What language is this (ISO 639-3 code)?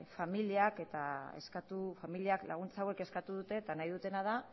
eus